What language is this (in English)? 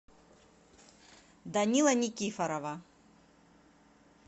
Russian